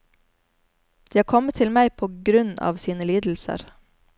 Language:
Norwegian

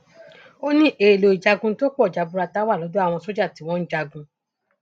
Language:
Yoruba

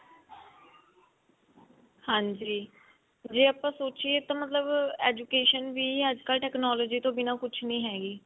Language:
Punjabi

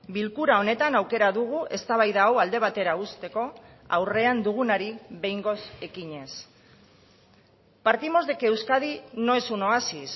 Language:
Basque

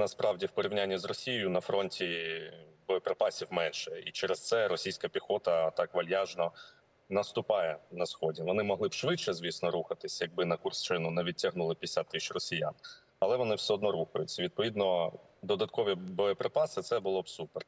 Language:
Ukrainian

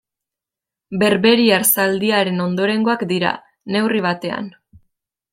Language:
Basque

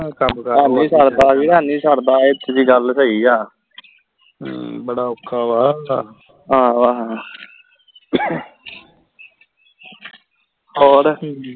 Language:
Punjabi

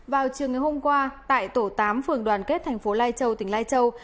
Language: Vietnamese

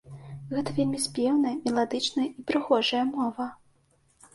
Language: Belarusian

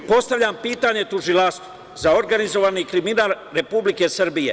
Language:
Serbian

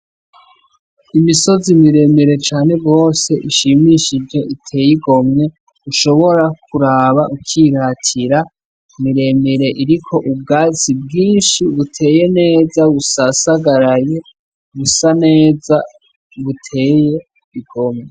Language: Rundi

